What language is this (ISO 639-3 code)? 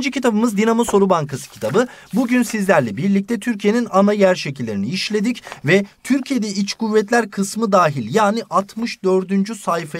tur